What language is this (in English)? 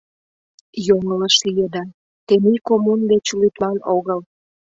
Mari